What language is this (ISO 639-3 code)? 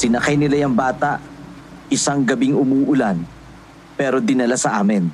fil